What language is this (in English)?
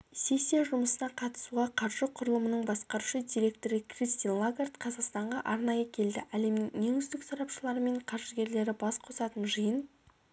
Kazakh